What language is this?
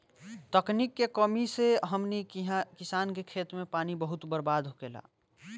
Bhojpuri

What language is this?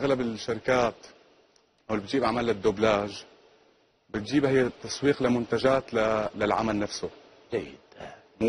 Arabic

